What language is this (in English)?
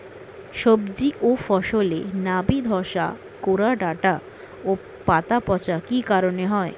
Bangla